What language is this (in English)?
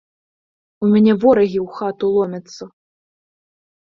Belarusian